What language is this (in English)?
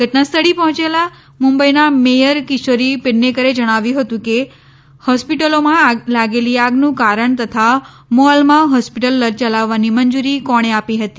Gujarati